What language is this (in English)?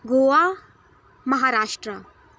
Dogri